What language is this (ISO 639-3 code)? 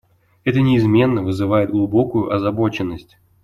rus